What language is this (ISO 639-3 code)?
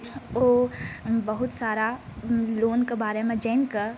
mai